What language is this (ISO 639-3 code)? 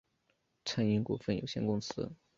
zho